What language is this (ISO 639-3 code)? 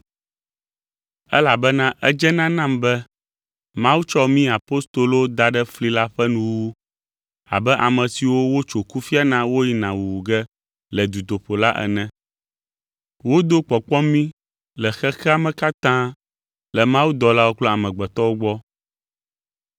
ewe